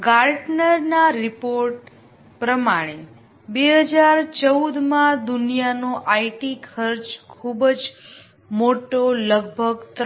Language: Gujarati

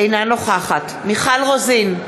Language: Hebrew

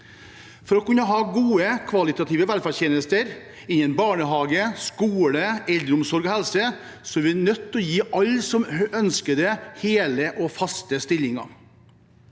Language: Norwegian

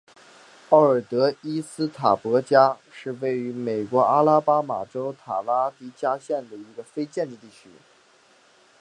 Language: Chinese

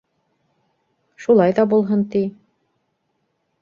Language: Bashkir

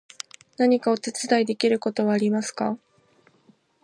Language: Japanese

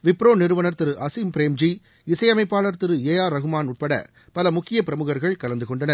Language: Tamil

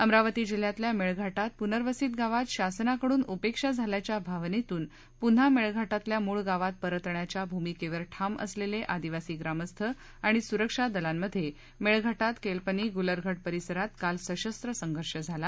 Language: Marathi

